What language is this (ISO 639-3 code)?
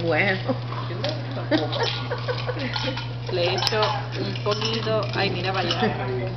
spa